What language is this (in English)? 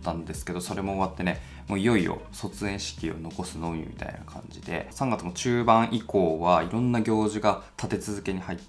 Japanese